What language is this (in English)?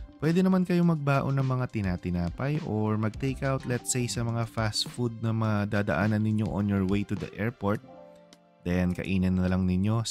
Filipino